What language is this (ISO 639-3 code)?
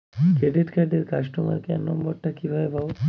ben